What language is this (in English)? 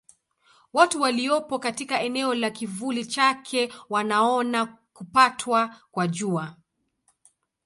Swahili